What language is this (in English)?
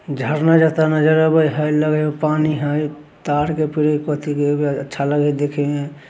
Magahi